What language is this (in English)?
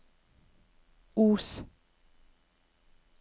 Norwegian